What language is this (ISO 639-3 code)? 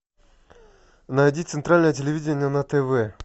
rus